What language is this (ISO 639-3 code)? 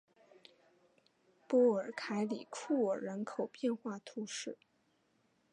zho